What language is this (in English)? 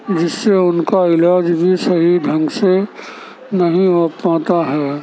Urdu